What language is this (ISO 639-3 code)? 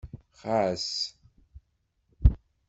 kab